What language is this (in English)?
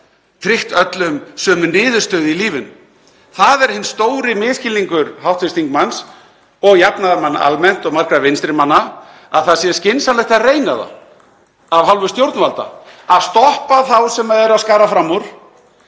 Icelandic